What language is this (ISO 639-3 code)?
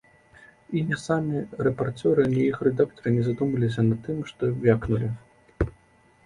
bel